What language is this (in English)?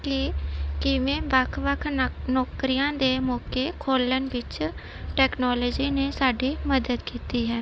Punjabi